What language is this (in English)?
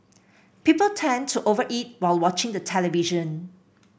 English